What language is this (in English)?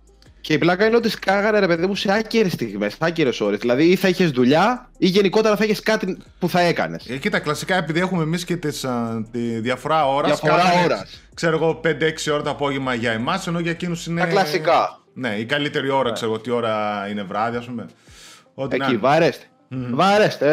Greek